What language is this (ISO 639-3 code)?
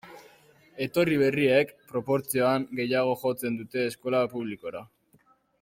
eus